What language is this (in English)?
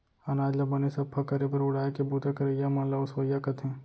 Chhattisgarhi